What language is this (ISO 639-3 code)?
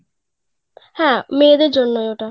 ben